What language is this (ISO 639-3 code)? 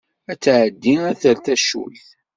kab